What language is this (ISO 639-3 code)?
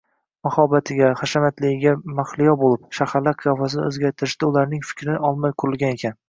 uzb